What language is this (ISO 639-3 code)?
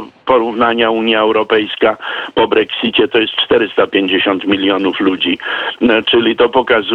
pol